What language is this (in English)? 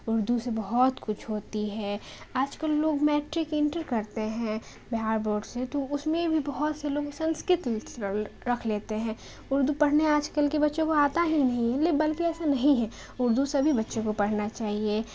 Urdu